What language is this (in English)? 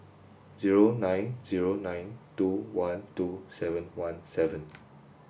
English